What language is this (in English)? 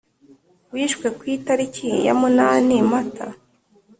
Kinyarwanda